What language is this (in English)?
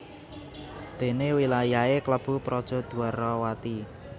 Javanese